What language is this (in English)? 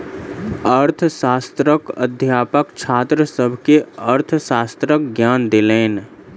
Maithili